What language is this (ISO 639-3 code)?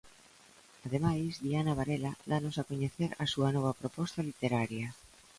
glg